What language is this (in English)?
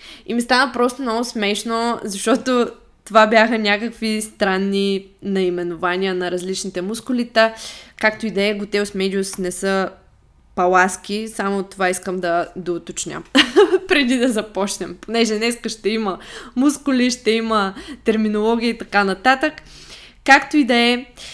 Bulgarian